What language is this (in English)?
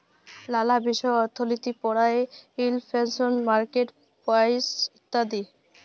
Bangla